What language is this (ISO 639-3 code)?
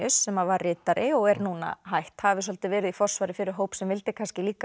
isl